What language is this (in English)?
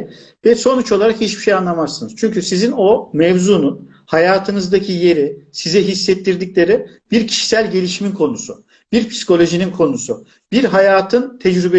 Turkish